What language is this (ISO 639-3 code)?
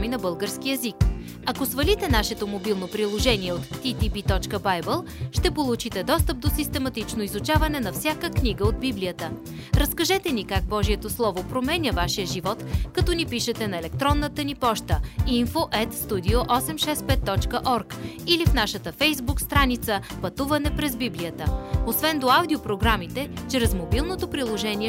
bul